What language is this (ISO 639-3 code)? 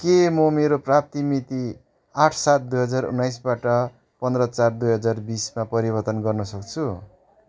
nep